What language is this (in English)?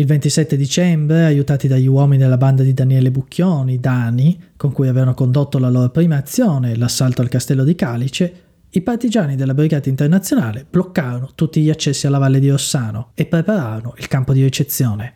Italian